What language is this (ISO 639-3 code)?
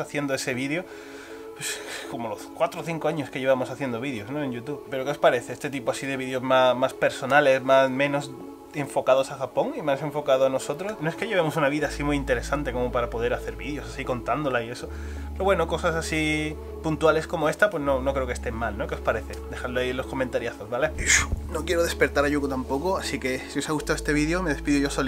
spa